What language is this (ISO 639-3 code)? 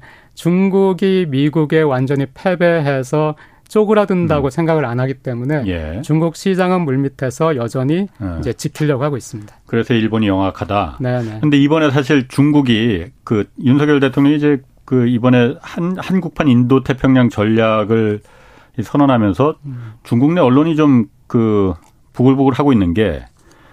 kor